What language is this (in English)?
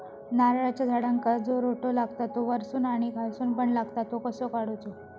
Marathi